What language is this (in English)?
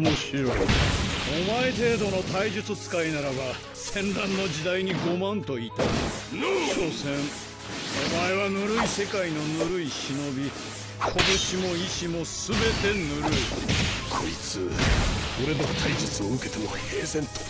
Japanese